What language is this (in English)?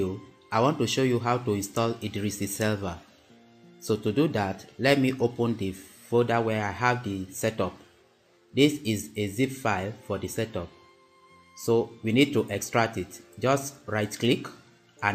English